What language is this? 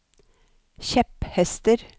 Norwegian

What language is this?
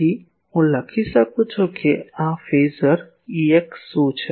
Gujarati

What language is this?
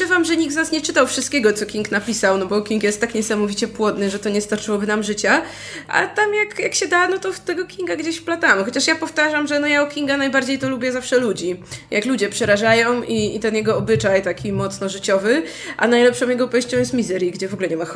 Polish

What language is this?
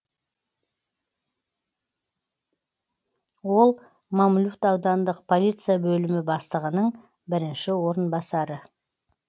Kazakh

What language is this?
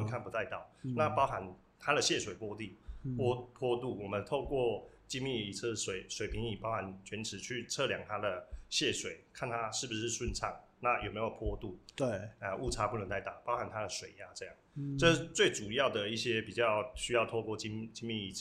Chinese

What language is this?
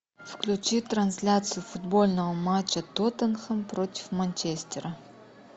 Russian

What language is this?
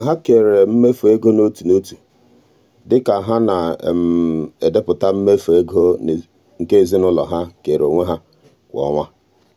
Igbo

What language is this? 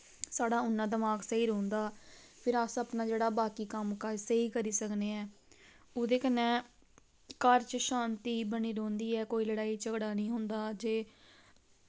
Dogri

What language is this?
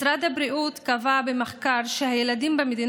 Hebrew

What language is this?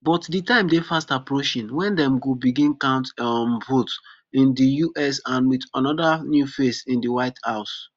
Nigerian Pidgin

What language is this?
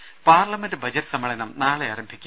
Malayalam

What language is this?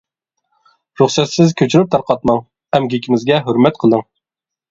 Uyghur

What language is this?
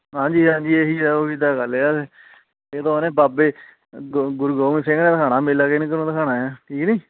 Punjabi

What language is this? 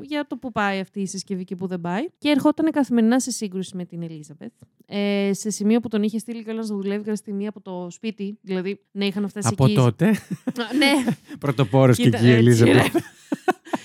Greek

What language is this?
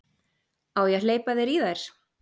Icelandic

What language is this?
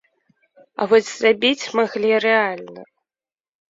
Belarusian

